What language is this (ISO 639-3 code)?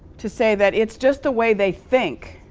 eng